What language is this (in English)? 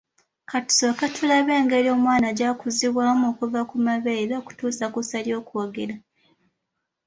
Ganda